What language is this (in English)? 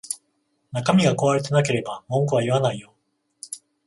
Japanese